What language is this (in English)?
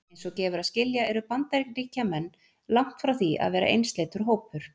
Icelandic